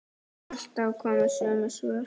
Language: Icelandic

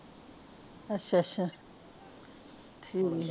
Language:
Punjabi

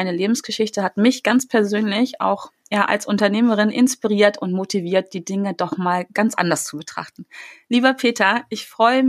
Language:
German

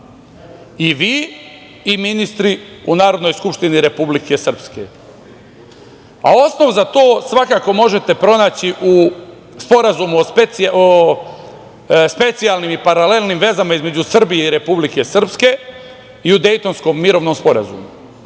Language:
Serbian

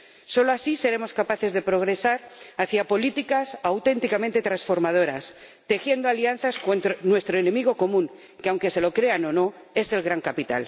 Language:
Spanish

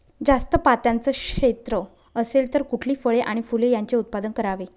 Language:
Marathi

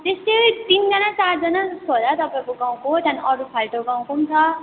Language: Nepali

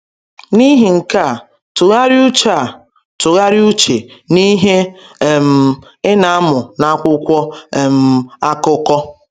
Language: Igbo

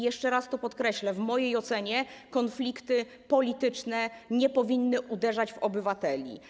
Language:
Polish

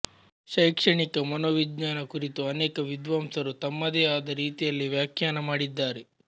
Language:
Kannada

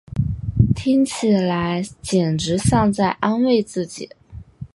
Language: Chinese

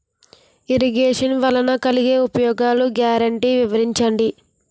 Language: Telugu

